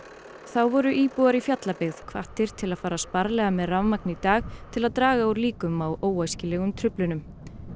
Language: Icelandic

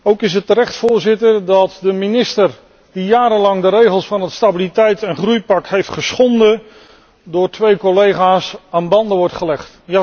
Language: Dutch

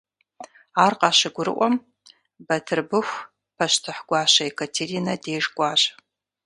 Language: Kabardian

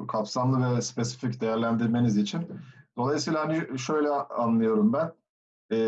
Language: Turkish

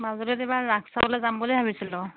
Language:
Assamese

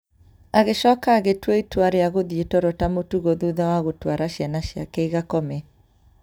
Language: Kikuyu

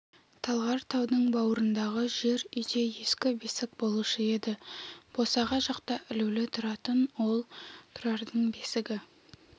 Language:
Kazakh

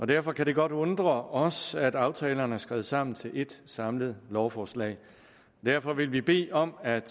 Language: Danish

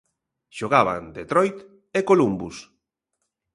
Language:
Galician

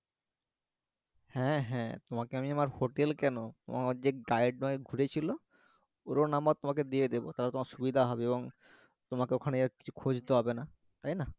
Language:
Bangla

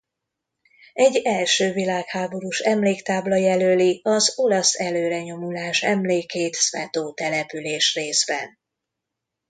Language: Hungarian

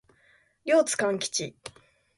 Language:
Japanese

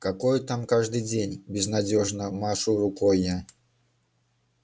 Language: Russian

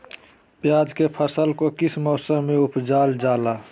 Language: Magahi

